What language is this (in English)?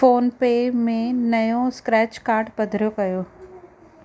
Sindhi